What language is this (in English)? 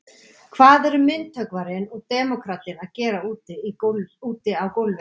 Icelandic